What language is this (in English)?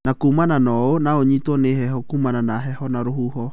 Kikuyu